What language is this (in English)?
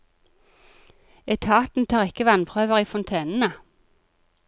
Norwegian